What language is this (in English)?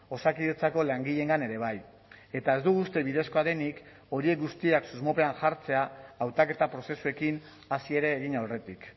Basque